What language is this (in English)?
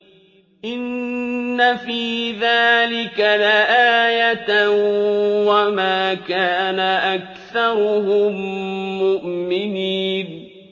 Arabic